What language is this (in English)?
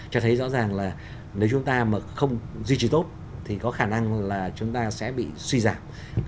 Vietnamese